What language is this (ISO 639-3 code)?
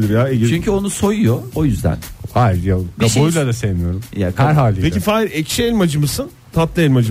tur